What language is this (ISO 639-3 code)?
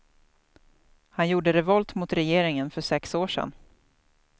swe